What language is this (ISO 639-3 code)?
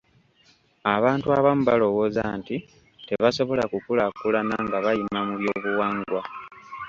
lug